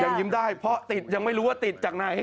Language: Thai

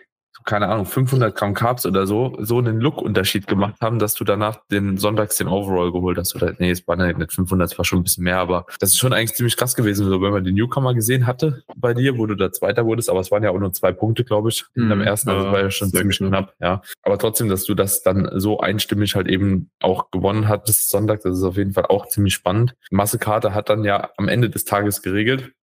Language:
German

